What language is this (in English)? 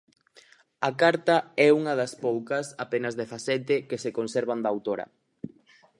Galician